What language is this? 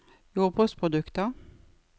Norwegian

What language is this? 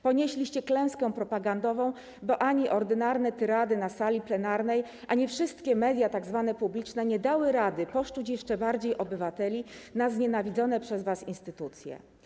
Polish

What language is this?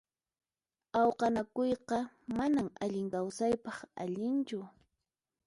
Puno Quechua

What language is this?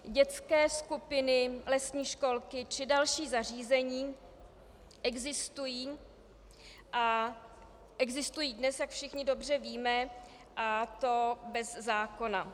Czech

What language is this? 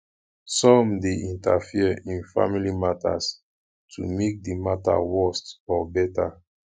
Nigerian Pidgin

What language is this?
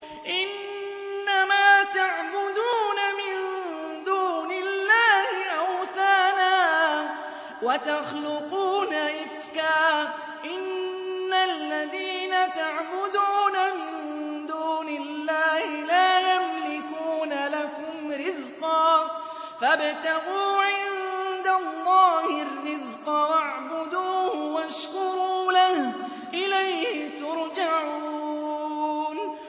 Arabic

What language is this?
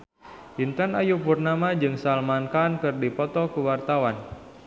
Sundanese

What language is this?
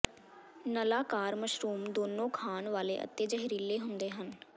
Punjabi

